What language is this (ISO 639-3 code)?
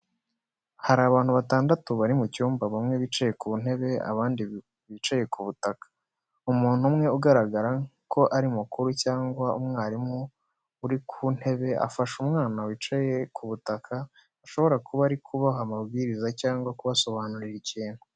kin